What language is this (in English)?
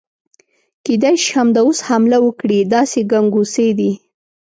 Pashto